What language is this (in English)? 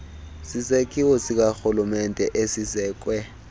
Xhosa